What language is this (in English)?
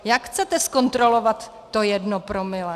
Czech